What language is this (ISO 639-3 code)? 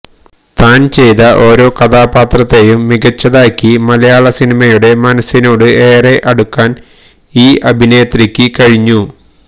mal